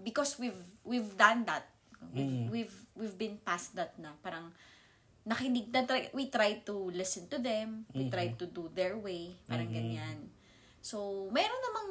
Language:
Filipino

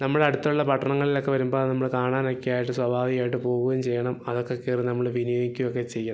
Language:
Malayalam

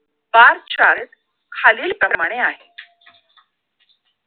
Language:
Marathi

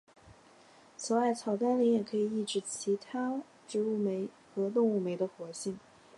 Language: Chinese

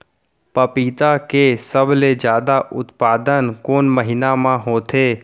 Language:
Chhattisgarhi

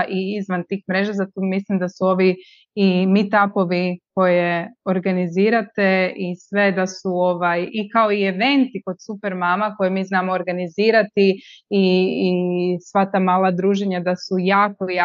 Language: Croatian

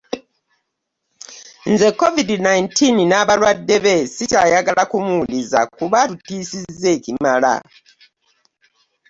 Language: Ganda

